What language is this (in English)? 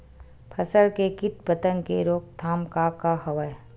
Chhattisgarhi